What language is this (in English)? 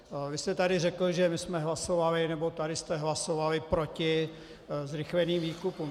Czech